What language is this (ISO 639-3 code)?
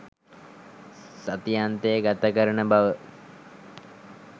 sin